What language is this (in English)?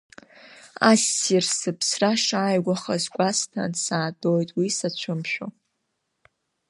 Abkhazian